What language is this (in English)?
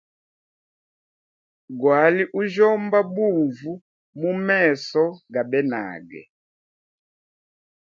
Hemba